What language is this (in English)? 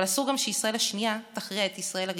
Hebrew